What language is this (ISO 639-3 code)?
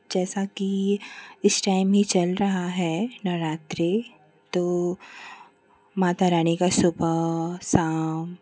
hin